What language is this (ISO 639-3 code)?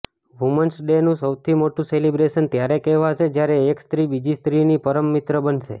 guj